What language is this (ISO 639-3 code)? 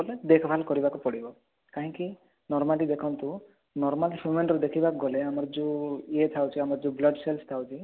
ori